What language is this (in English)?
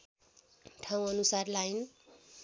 Nepali